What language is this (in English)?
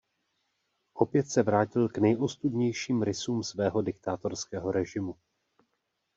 Czech